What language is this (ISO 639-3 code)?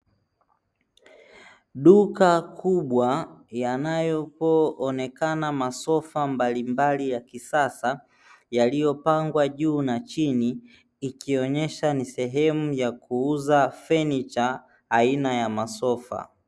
swa